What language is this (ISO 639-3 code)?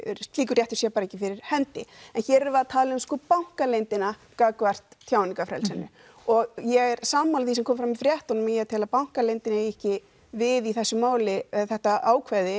isl